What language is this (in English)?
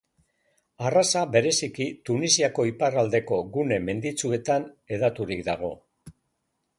Basque